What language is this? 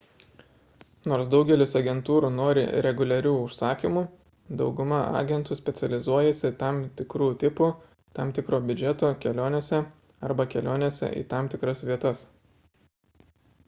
Lithuanian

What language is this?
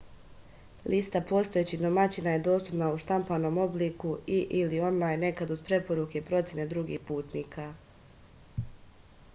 Serbian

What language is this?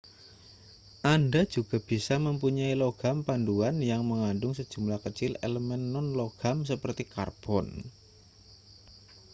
Indonesian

